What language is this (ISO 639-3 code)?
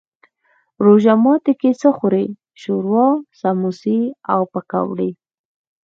pus